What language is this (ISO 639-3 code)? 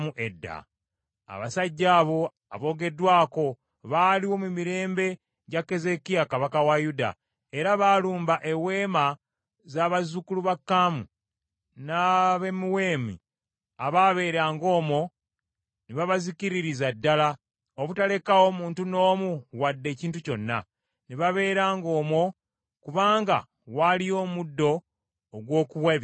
lug